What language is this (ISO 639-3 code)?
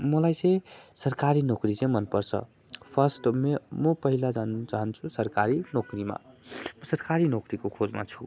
nep